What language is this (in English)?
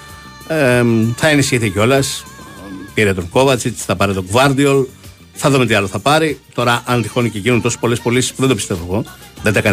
Greek